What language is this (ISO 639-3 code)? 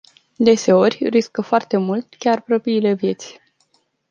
ron